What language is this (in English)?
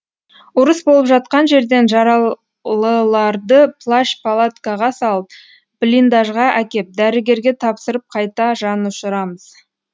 Kazakh